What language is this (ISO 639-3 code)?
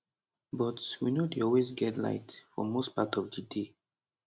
pcm